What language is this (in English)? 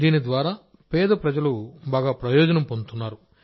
Telugu